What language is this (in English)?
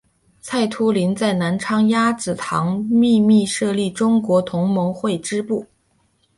Chinese